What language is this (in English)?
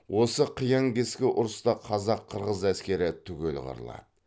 Kazakh